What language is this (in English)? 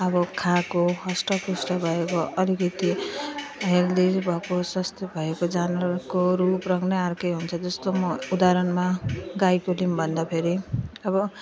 Nepali